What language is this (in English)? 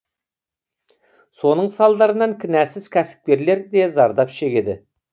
Kazakh